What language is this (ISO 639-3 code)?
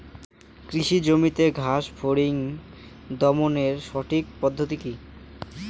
ben